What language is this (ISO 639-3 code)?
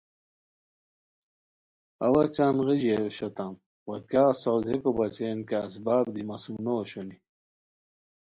khw